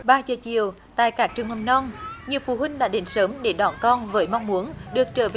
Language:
Vietnamese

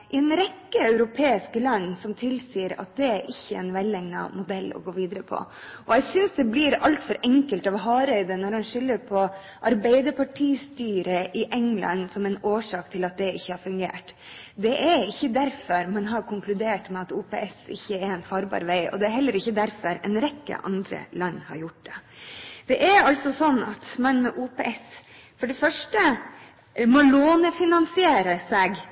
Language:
Norwegian Bokmål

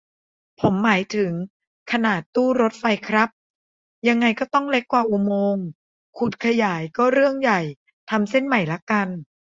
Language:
Thai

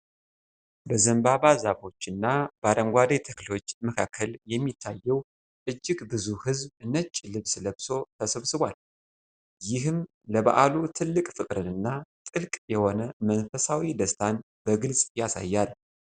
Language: Amharic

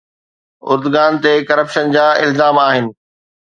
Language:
Sindhi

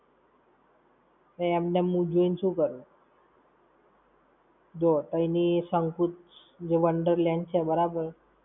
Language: Gujarati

